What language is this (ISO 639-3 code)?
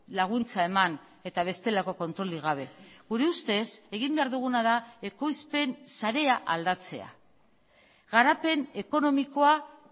eus